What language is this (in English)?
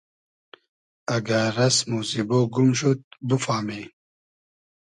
Hazaragi